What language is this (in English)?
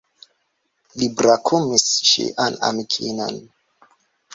Esperanto